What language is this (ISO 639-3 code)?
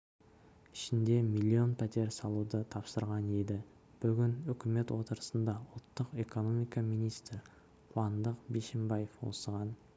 kaz